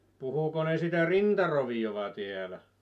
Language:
Finnish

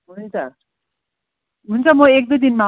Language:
Nepali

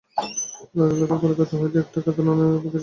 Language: Bangla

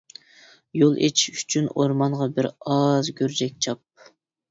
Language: Uyghur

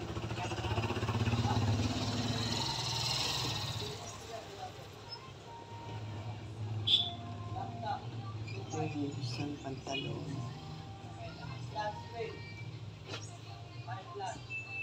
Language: Filipino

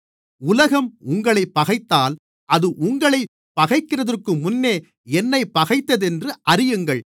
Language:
Tamil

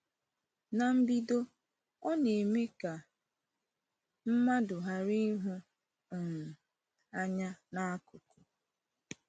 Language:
Igbo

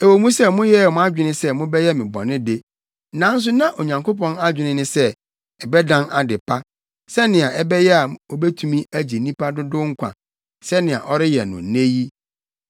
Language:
Akan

